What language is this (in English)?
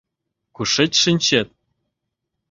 Mari